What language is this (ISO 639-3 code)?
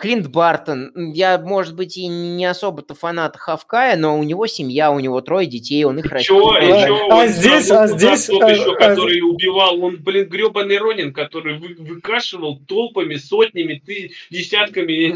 rus